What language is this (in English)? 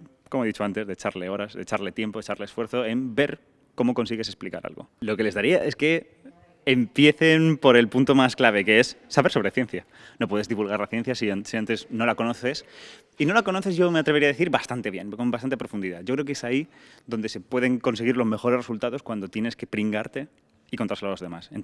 Spanish